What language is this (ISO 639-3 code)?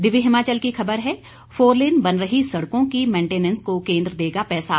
hin